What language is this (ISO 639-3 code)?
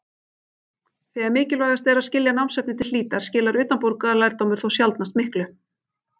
isl